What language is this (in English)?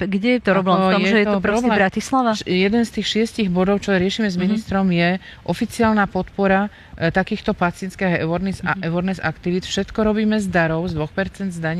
Slovak